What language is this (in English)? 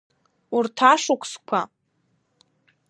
Abkhazian